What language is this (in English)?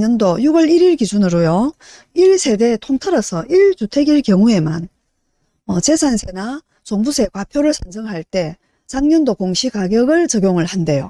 Korean